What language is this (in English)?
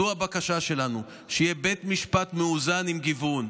Hebrew